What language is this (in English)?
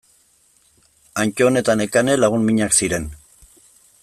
Basque